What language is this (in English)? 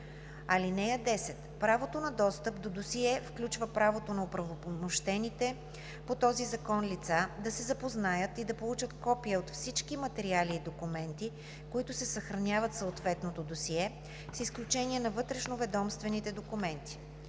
Bulgarian